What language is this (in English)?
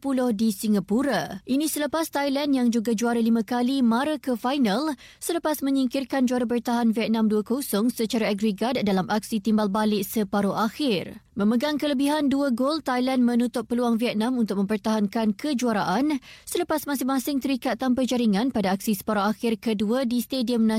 Malay